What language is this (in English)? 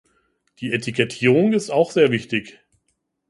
German